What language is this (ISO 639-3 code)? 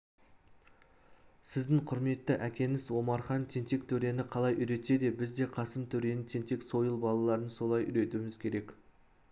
kaz